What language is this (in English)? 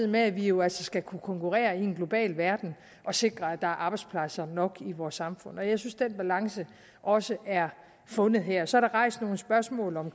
Danish